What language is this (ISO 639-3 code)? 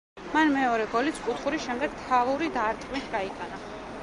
kat